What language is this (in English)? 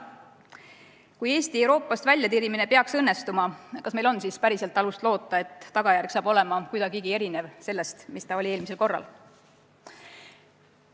Estonian